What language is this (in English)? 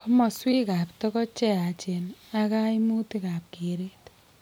Kalenjin